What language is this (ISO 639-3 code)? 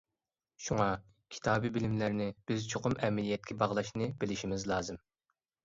uig